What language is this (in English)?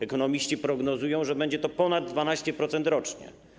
Polish